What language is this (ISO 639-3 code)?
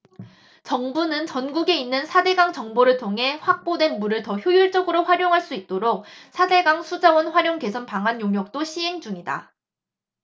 kor